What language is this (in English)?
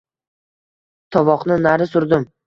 Uzbek